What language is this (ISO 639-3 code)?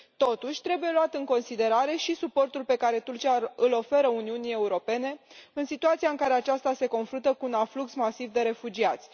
ron